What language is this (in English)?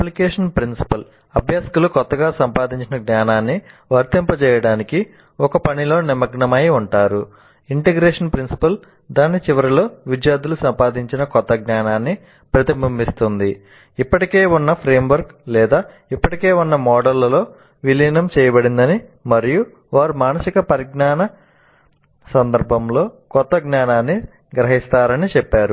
Telugu